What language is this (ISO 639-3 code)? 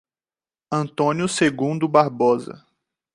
por